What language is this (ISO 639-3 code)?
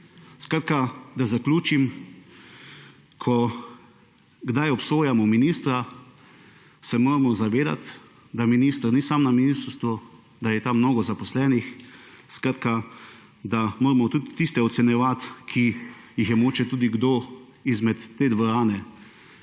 slv